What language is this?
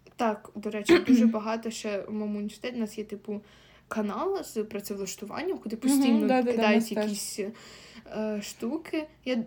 Ukrainian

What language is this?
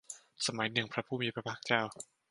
Thai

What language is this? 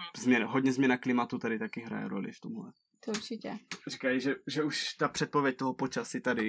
Czech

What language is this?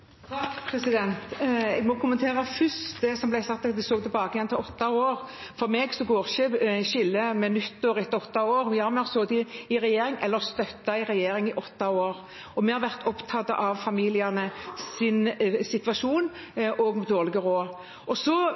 Norwegian Bokmål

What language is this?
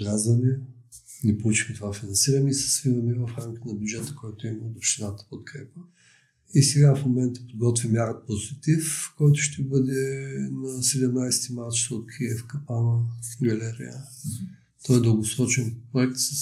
Bulgarian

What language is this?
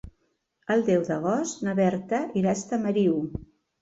Catalan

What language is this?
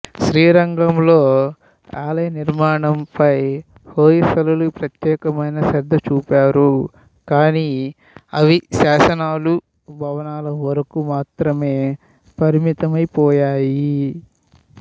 Telugu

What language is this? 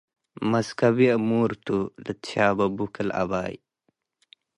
Tigre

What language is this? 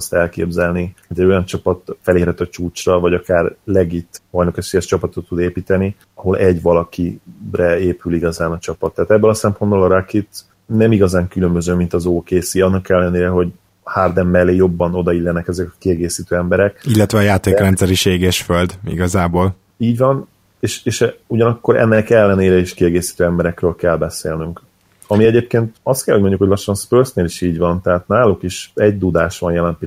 Hungarian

